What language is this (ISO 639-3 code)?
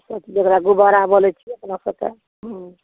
mai